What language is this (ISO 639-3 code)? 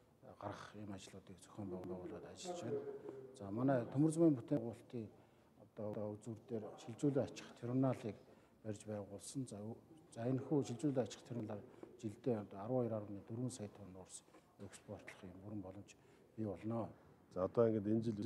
ara